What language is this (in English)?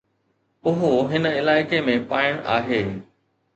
Sindhi